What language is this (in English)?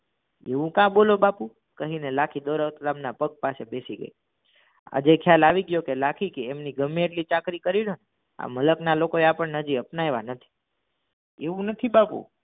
Gujarati